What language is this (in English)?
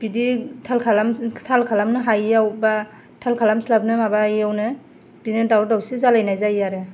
Bodo